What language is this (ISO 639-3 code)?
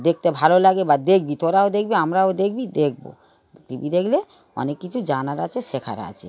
ben